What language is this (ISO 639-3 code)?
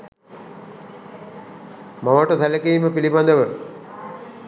sin